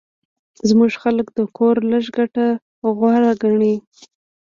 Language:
Pashto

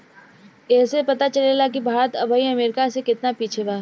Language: Bhojpuri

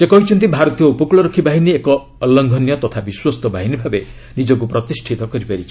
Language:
Odia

